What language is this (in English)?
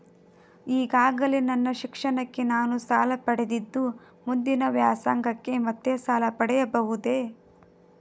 Kannada